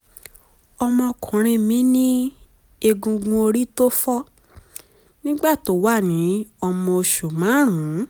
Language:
Yoruba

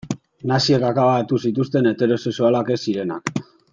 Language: Basque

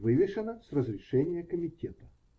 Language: Russian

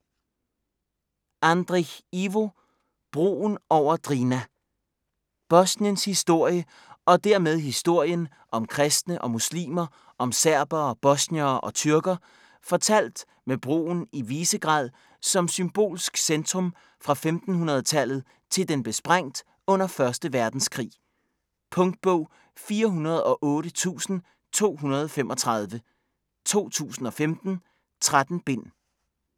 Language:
Danish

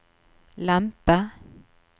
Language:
Norwegian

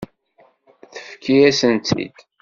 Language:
Kabyle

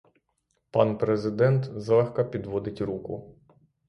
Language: Ukrainian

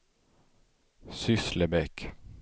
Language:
Swedish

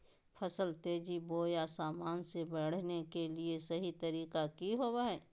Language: Magahi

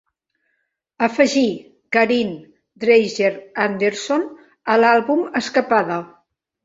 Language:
Catalan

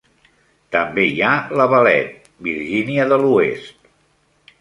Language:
Catalan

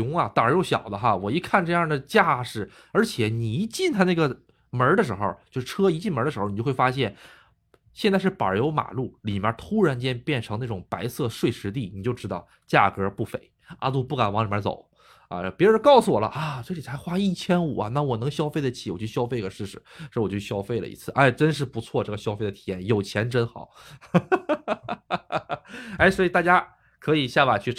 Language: Chinese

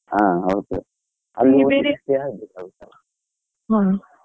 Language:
Kannada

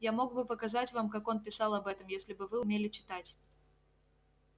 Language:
Russian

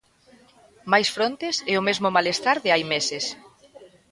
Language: Galician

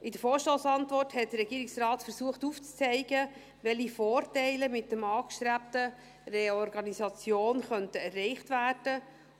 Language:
Swiss German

